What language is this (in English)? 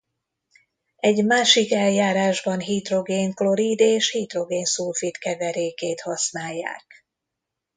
Hungarian